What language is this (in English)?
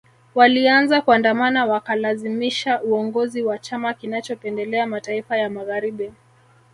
Swahili